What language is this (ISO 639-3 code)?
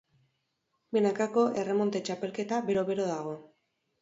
eus